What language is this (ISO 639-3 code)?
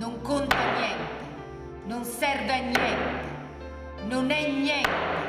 ita